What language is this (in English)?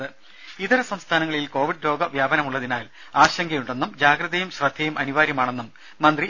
Malayalam